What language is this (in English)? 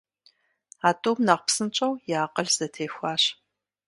Kabardian